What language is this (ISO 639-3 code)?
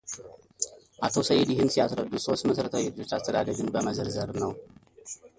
amh